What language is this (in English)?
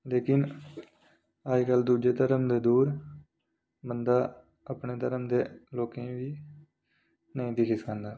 Dogri